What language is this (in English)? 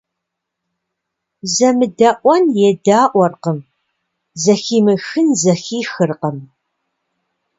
Kabardian